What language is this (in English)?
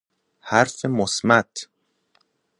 Persian